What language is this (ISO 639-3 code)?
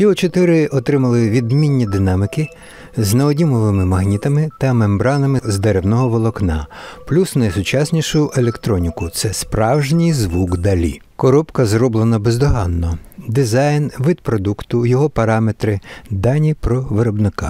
ukr